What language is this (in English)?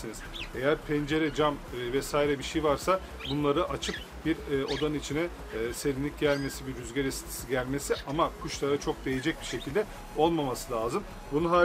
Turkish